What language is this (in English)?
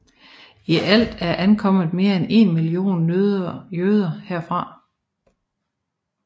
Danish